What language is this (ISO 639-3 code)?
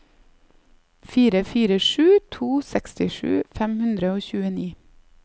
nor